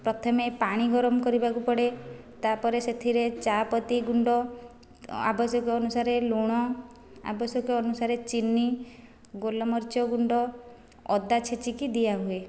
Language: Odia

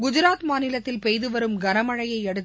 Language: Tamil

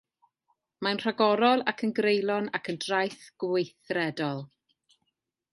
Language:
Welsh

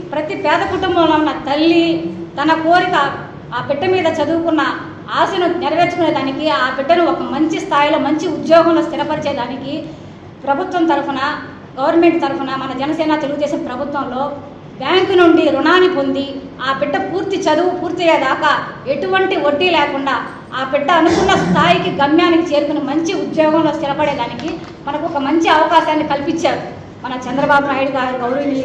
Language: Telugu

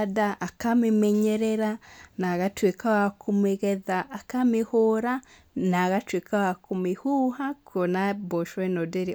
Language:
Kikuyu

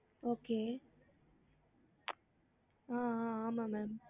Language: Tamil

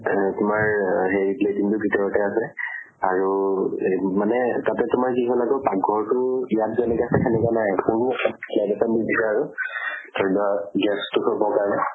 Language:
Assamese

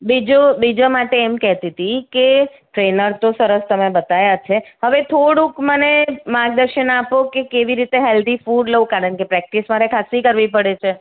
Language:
Gujarati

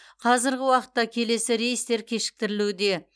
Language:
Kazakh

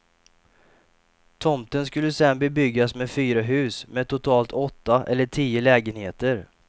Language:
Swedish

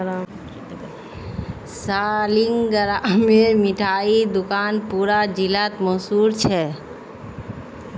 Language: Magahi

